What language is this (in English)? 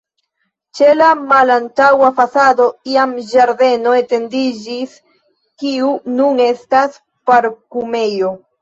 Esperanto